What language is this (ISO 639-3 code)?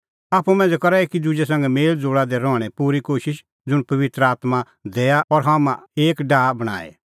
kfx